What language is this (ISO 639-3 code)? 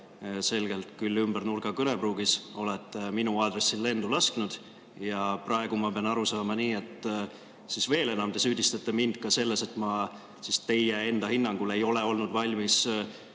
est